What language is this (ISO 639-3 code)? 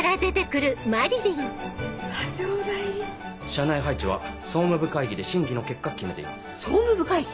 jpn